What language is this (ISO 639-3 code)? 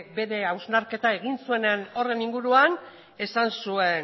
eus